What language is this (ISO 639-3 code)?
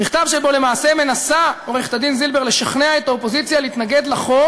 heb